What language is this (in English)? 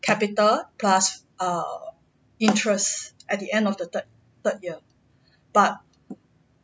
English